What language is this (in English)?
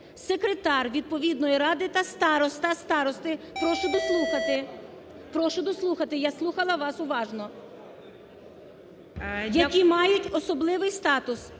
Ukrainian